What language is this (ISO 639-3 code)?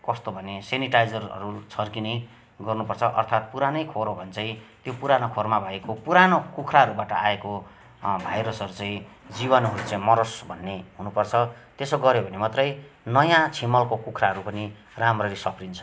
nep